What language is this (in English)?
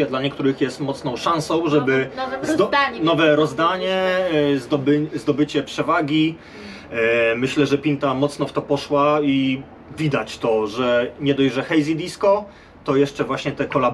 Polish